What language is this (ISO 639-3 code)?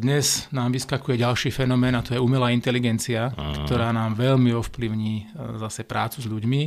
slk